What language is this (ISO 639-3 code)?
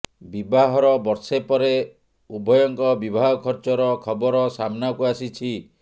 ori